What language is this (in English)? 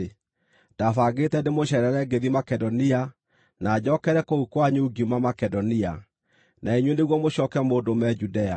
Kikuyu